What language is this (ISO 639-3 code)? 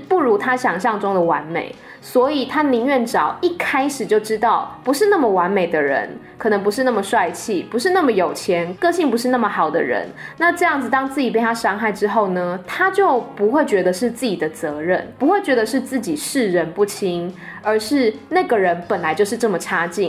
zho